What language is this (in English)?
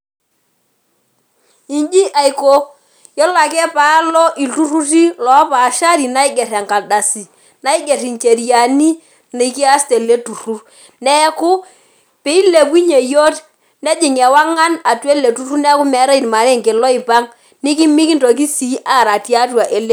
Masai